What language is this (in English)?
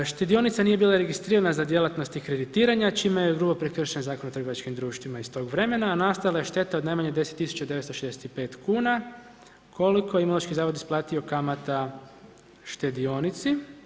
Croatian